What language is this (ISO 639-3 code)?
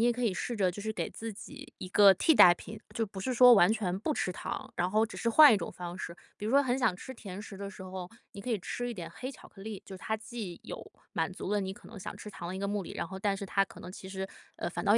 zho